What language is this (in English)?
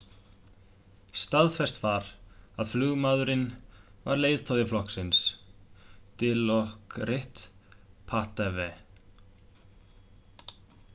Icelandic